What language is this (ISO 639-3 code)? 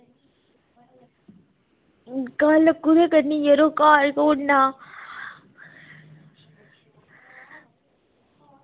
doi